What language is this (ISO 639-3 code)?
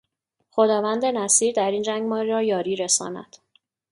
fas